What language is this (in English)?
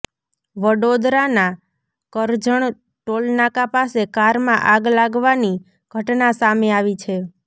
Gujarati